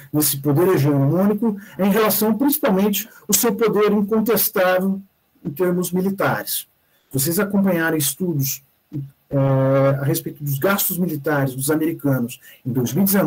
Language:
Portuguese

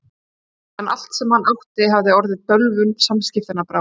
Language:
Icelandic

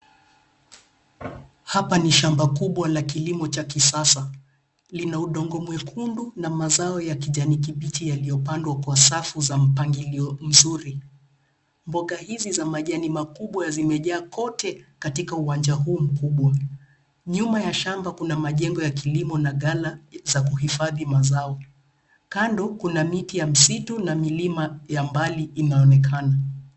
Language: Swahili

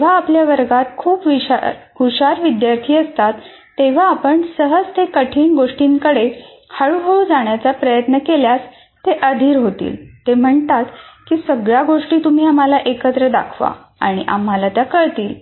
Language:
Marathi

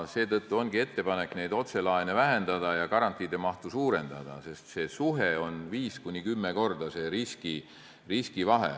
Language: Estonian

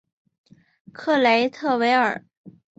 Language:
Chinese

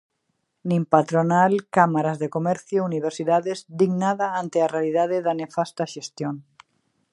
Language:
Galician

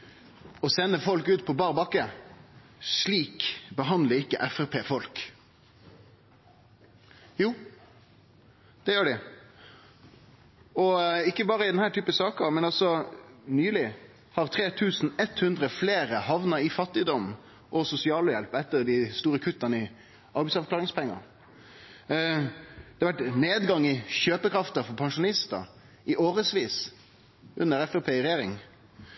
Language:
Norwegian Nynorsk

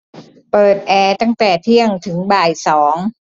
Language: Thai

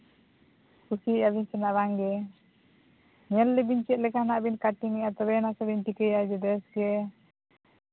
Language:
Santali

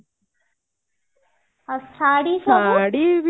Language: Odia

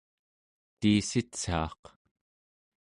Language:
Central Yupik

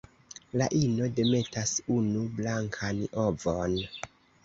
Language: Esperanto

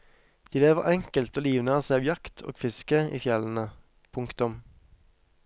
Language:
Norwegian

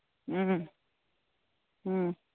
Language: Manipuri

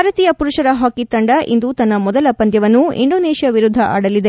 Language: Kannada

